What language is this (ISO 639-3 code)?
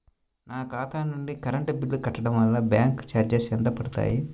tel